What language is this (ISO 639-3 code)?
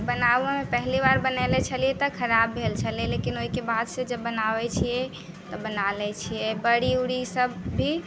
mai